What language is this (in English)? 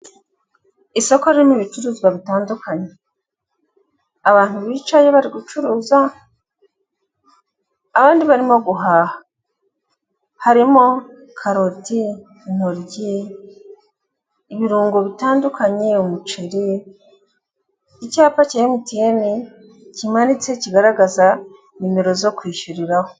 Kinyarwanda